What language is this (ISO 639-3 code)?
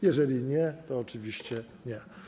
pol